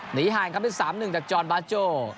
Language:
Thai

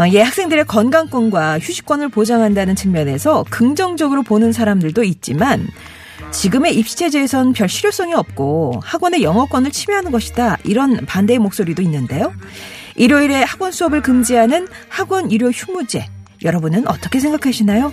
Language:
Korean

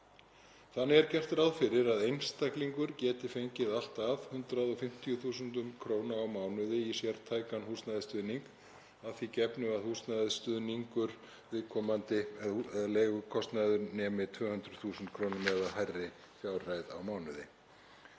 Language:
Icelandic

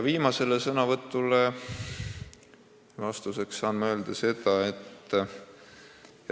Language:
Estonian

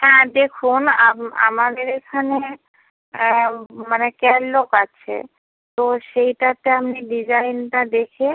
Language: Bangla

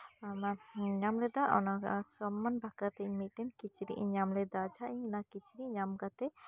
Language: Santali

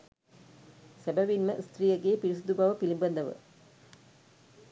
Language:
Sinhala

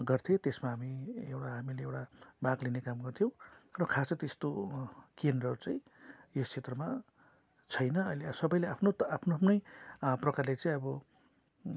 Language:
Nepali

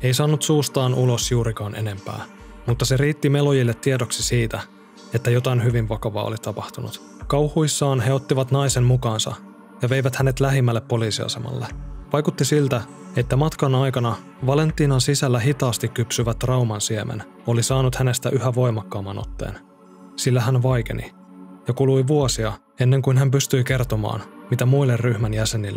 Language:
Finnish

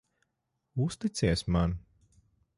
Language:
Latvian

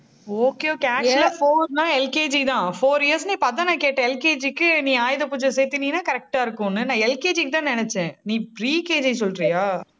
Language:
Tamil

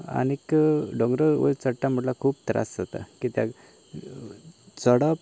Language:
Konkani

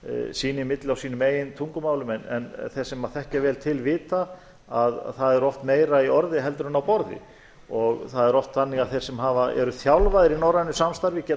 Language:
Icelandic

